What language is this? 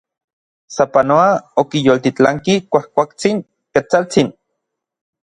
Orizaba Nahuatl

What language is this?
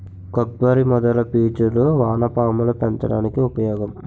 Telugu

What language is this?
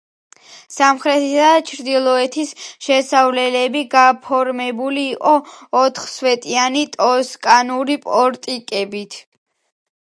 Georgian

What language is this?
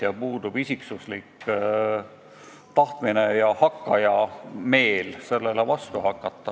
Estonian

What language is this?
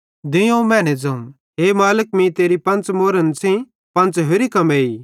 Bhadrawahi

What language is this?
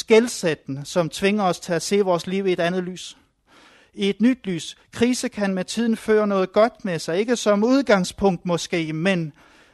Danish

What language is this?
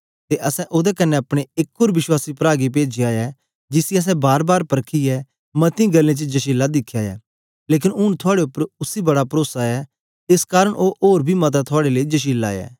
Dogri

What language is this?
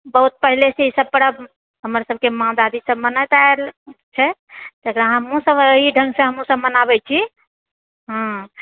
Maithili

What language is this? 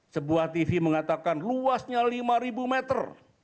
Indonesian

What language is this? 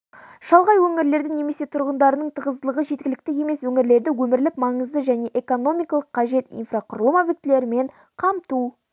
Kazakh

